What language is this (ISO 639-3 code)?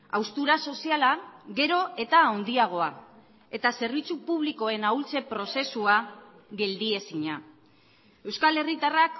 eus